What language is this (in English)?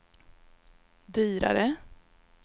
Swedish